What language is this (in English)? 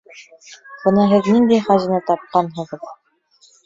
Bashkir